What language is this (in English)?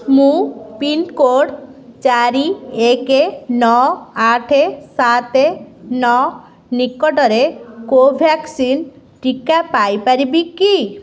Odia